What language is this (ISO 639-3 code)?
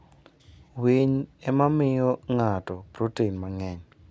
luo